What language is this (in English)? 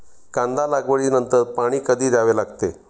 Marathi